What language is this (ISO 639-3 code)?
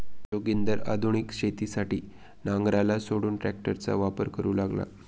mar